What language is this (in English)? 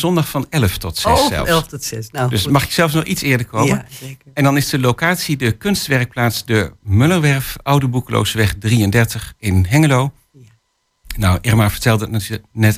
Dutch